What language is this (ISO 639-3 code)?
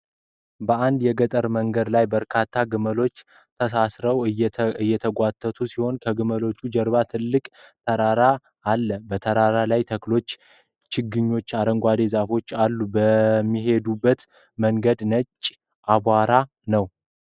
amh